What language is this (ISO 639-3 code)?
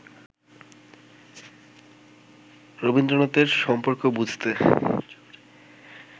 ben